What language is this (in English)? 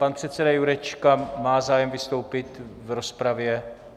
Czech